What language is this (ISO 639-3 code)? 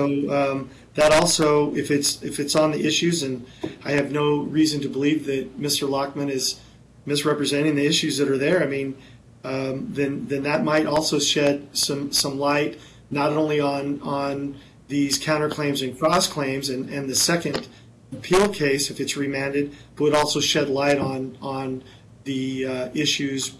eng